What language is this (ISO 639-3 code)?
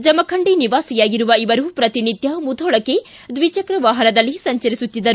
kan